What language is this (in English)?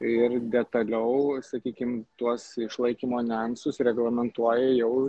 Lithuanian